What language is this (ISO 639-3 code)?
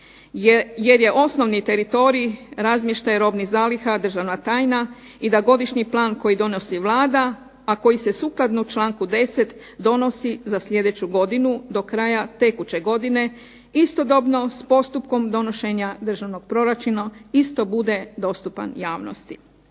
hrv